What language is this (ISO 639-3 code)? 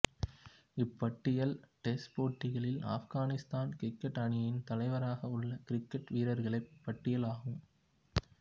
tam